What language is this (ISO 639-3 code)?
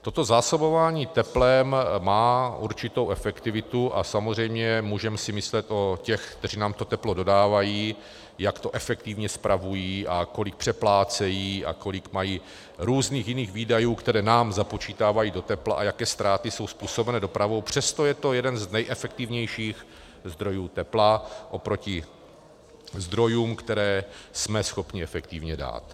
ces